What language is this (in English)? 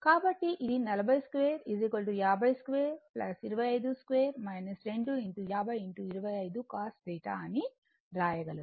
Telugu